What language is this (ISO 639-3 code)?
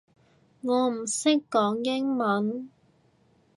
yue